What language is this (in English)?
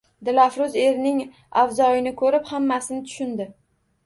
Uzbek